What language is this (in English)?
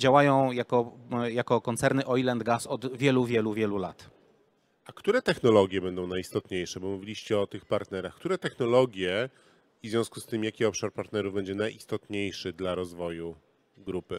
Polish